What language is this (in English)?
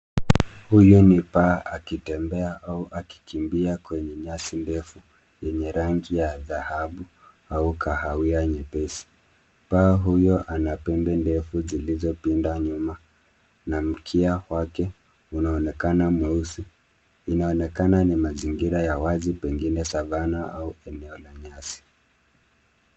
Swahili